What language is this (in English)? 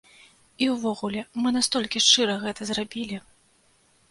Belarusian